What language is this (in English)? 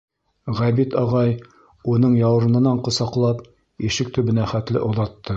Bashkir